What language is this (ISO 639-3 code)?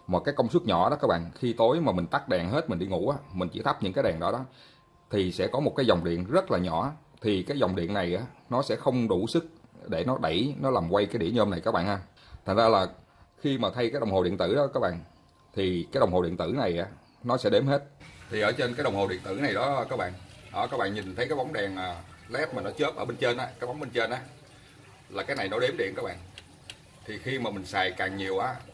vie